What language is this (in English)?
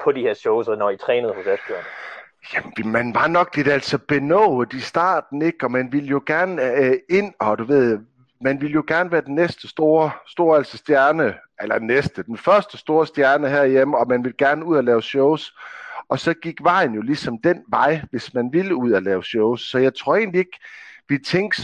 Danish